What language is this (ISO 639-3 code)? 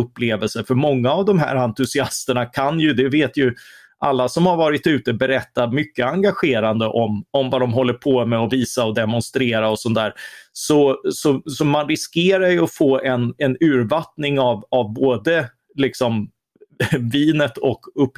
swe